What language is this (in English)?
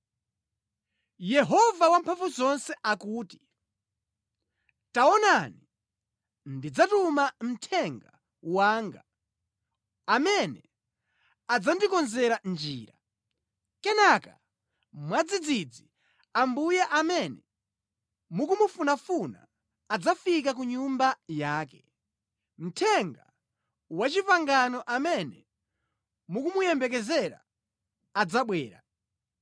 Nyanja